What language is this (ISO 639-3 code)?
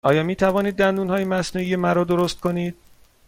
fas